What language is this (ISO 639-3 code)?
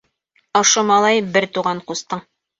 bak